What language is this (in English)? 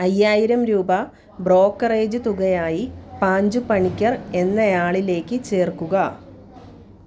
Malayalam